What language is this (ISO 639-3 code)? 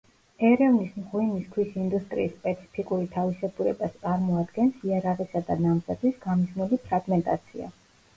kat